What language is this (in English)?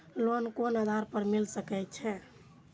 Maithili